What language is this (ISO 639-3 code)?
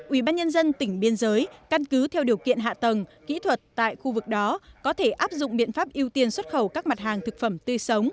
vie